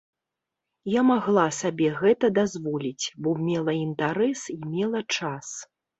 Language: Belarusian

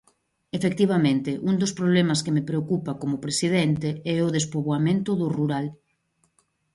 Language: Galician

